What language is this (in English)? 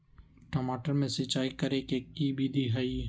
Magahi